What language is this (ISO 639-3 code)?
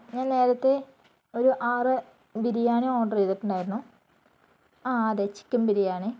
mal